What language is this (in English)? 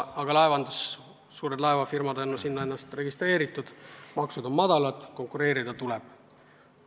Estonian